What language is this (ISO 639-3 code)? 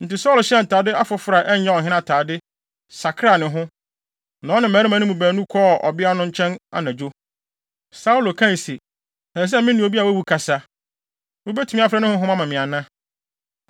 aka